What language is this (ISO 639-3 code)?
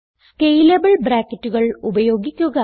mal